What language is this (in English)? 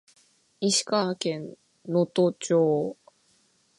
Japanese